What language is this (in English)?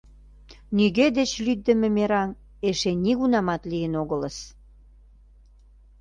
Mari